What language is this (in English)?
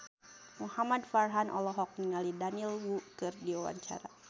Sundanese